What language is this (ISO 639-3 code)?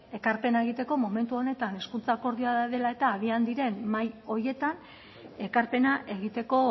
eus